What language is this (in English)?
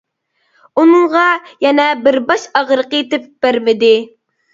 Uyghur